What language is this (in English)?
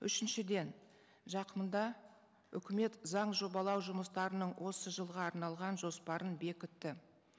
Kazakh